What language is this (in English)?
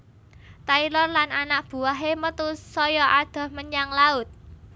Javanese